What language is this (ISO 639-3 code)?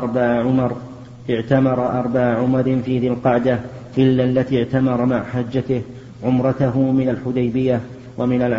ara